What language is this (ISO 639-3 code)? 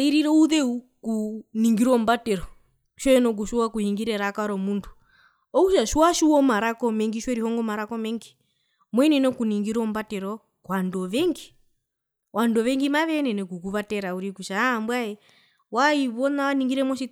her